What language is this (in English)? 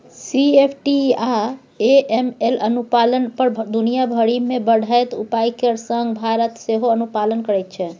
Maithili